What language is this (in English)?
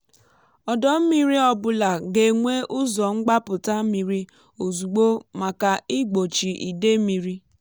Igbo